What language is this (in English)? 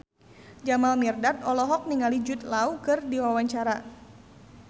Sundanese